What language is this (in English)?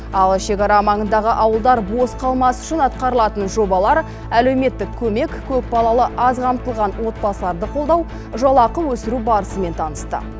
Kazakh